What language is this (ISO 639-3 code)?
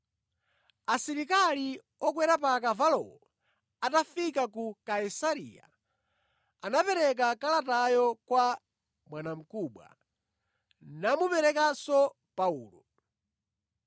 nya